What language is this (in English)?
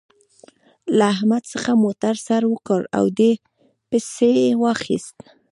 Pashto